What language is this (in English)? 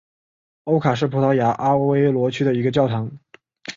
Chinese